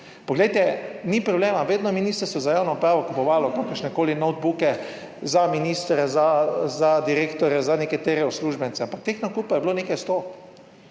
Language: Slovenian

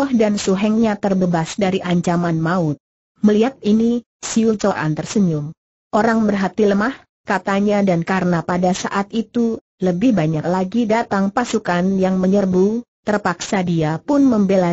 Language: Indonesian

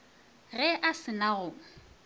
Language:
Northern Sotho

